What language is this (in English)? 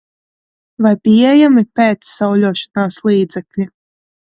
Latvian